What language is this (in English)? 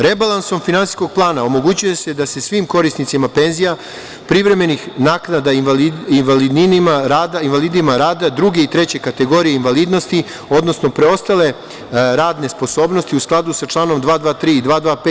Serbian